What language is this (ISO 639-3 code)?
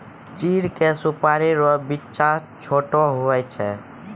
mai